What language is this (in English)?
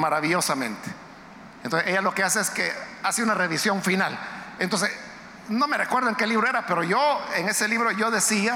Spanish